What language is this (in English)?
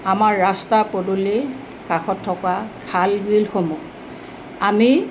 Assamese